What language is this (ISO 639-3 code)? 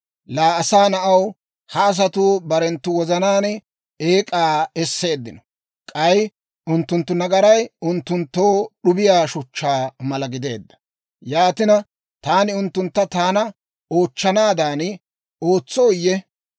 dwr